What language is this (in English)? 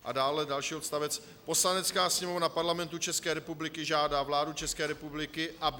Czech